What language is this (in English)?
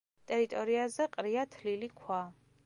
Georgian